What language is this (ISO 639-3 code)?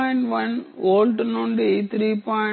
tel